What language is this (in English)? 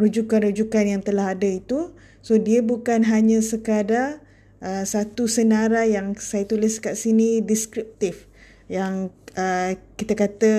Malay